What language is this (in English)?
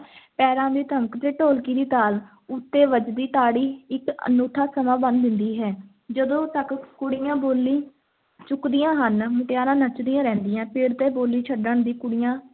Punjabi